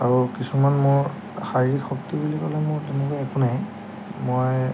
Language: Assamese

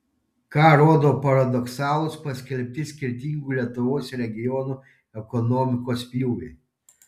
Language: Lithuanian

